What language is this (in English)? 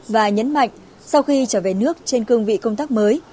Vietnamese